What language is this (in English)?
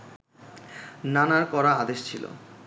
Bangla